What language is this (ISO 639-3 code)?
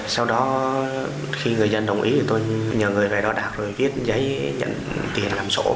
vie